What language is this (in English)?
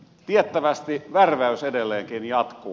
Finnish